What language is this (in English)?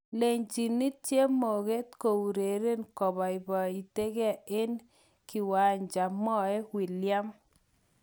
Kalenjin